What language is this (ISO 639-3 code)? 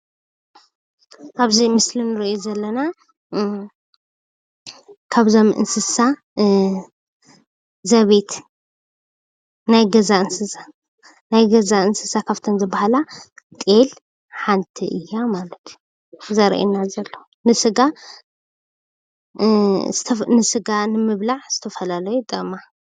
tir